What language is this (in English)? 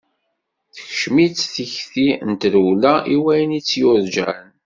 Kabyle